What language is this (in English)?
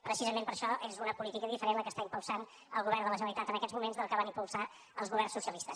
Catalan